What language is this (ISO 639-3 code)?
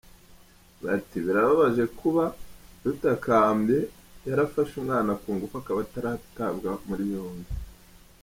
kin